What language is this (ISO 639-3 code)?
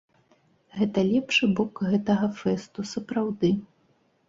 bel